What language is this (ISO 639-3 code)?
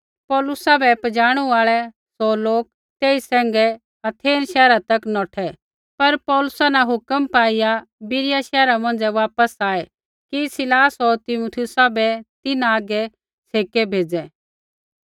kfx